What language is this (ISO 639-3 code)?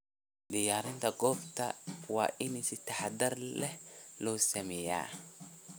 som